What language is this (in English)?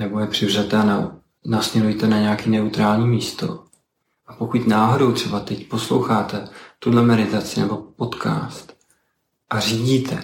Czech